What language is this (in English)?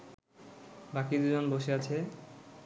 Bangla